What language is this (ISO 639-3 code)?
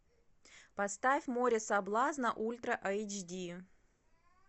rus